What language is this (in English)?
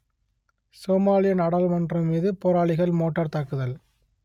Tamil